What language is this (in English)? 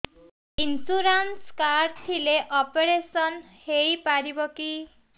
Odia